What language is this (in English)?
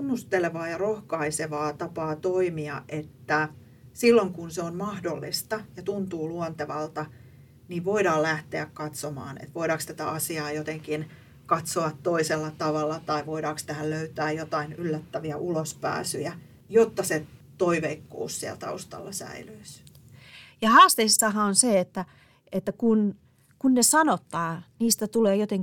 Finnish